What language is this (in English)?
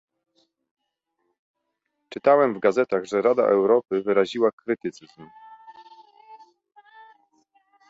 Polish